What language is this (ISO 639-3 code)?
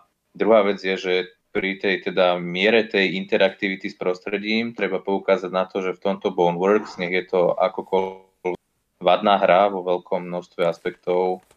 slk